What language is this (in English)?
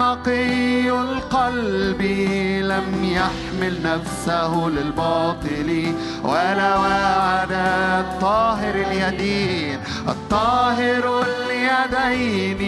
Arabic